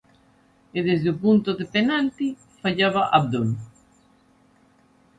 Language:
Galician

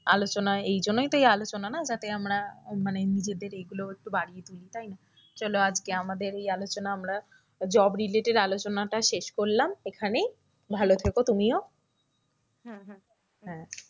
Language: Bangla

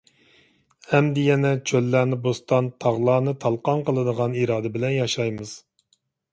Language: Uyghur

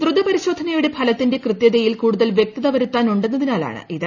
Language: Malayalam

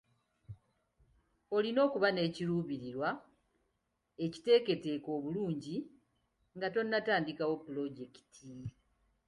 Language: Ganda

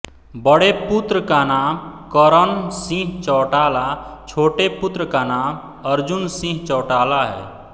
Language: Hindi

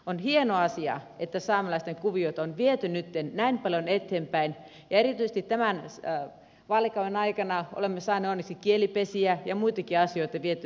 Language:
Finnish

